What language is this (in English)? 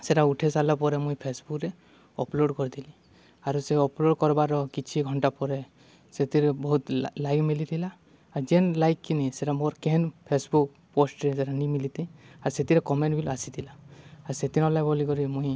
Odia